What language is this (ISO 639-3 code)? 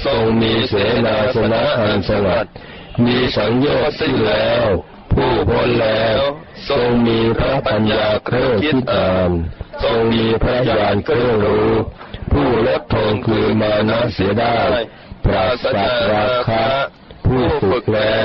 tha